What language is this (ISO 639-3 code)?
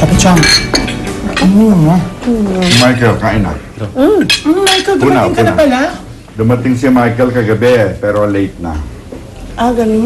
fil